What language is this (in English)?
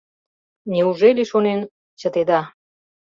Mari